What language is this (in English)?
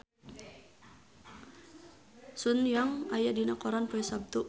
Sundanese